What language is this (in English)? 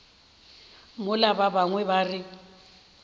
Northern Sotho